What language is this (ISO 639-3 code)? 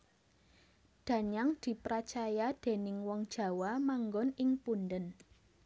jav